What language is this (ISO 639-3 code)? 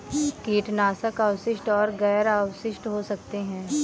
hin